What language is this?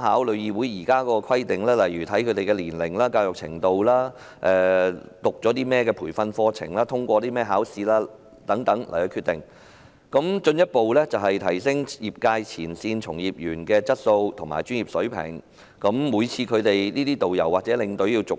Cantonese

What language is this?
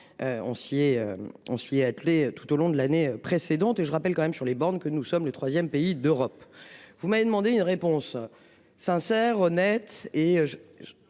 French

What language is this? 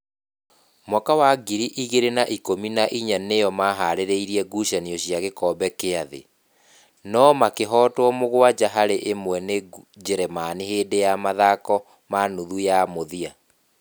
Kikuyu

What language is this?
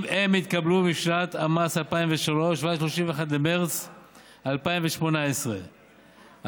Hebrew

